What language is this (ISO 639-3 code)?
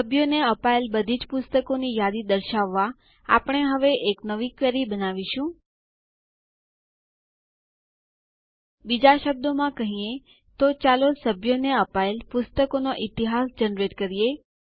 guj